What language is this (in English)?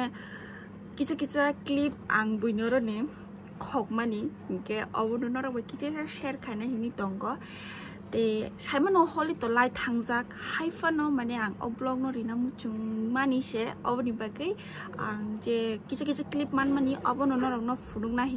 Thai